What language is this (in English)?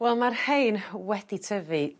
Welsh